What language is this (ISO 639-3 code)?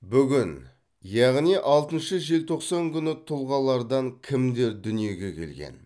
kaz